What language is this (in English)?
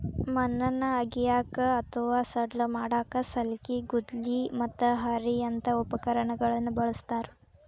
Kannada